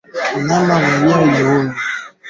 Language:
Swahili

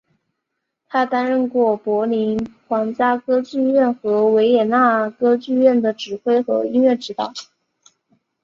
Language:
Chinese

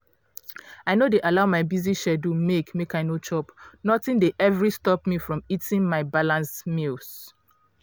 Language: Nigerian Pidgin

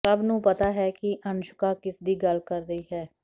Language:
Punjabi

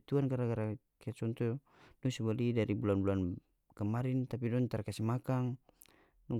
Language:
North Moluccan Malay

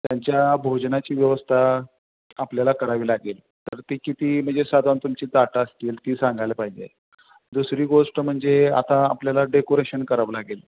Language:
Marathi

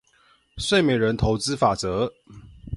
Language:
Chinese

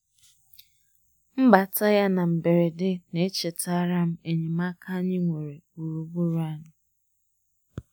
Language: Igbo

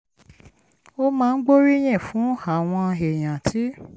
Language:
Yoruba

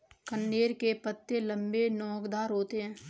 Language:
Hindi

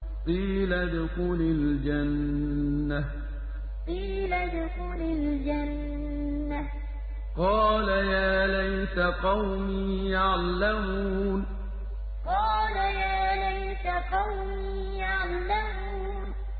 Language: Arabic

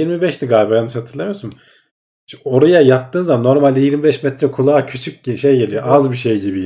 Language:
Turkish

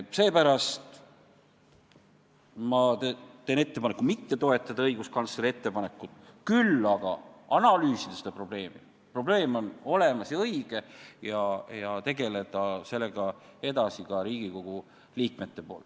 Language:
Estonian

